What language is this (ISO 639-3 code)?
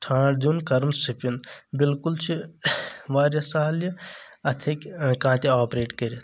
kas